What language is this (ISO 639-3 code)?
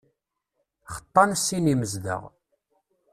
kab